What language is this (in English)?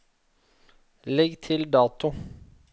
Norwegian